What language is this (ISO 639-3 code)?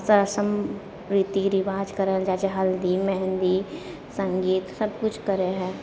mai